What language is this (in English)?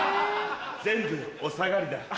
Japanese